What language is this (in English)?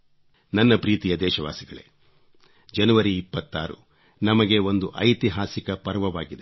Kannada